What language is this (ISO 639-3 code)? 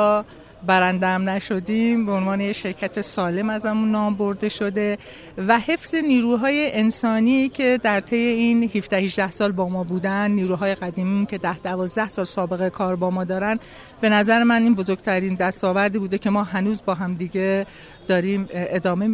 fas